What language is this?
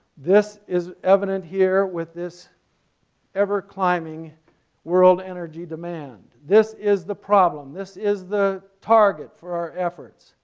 English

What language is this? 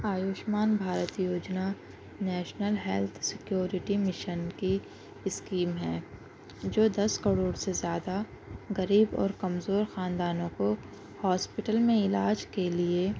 Urdu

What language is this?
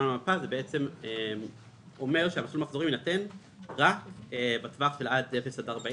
Hebrew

